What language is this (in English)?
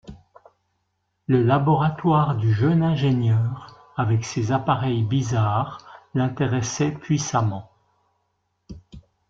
French